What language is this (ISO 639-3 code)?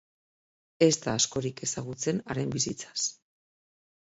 eus